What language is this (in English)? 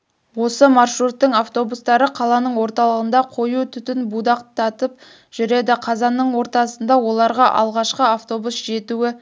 Kazakh